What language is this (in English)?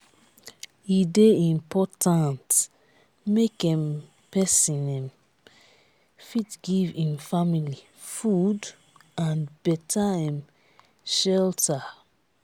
Nigerian Pidgin